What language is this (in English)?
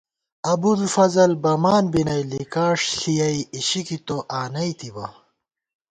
Gawar-Bati